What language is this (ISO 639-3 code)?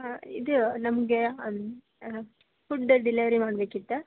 kan